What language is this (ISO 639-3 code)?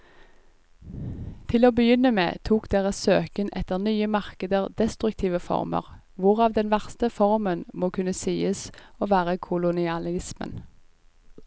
nor